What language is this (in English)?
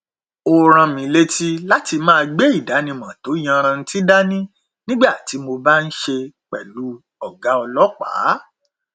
Yoruba